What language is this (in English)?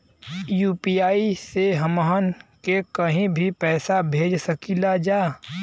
Bhojpuri